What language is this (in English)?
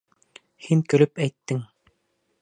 Bashkir